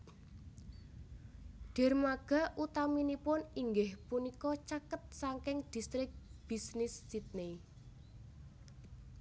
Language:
Javanese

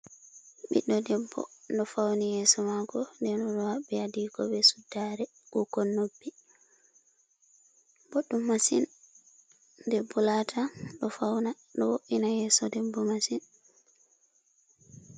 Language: Fula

